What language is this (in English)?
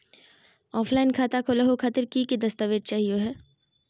Magahi